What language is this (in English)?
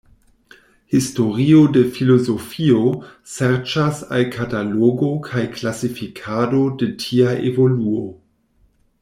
Esperanto